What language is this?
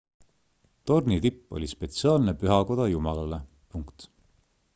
Estonian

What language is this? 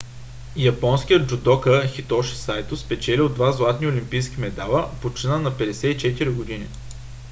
Bulgarian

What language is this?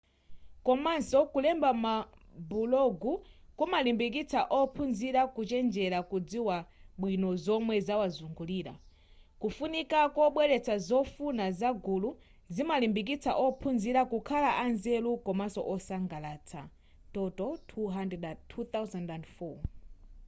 Nyanja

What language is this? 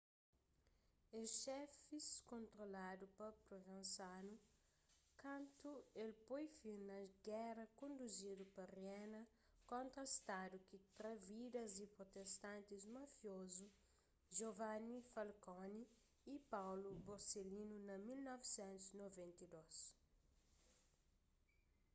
Kabuverdianu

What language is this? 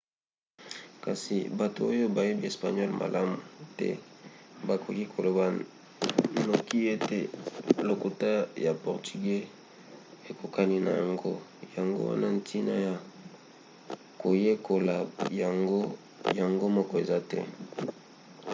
Lingala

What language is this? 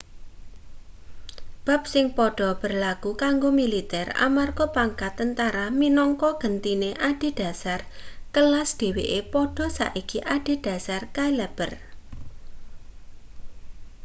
Javanese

